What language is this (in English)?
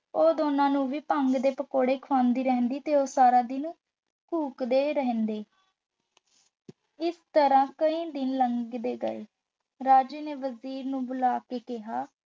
Punjabi